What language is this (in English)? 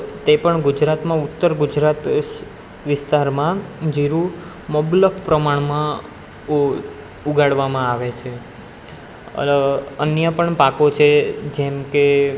Gujarati